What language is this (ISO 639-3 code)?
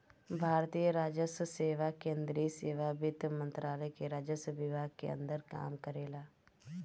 bho